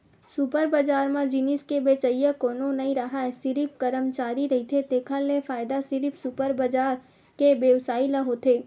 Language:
Chhattisgarhi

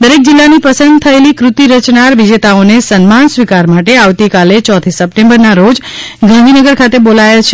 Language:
Gujarati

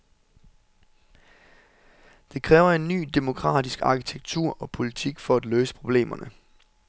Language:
Danish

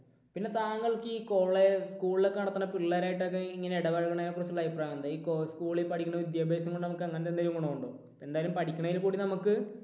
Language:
Malayalam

